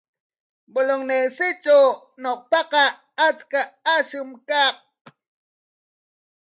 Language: Corongo Ancash Quechua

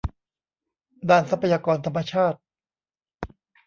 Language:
Thai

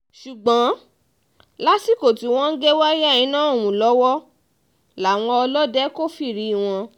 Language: Yoruba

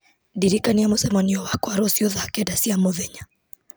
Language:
Kikuyu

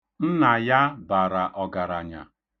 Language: Igbo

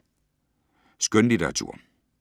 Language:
Danish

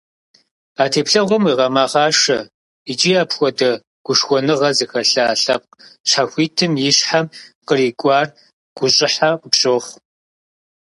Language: Kabardian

